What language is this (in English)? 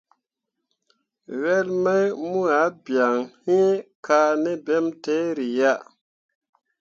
Mundang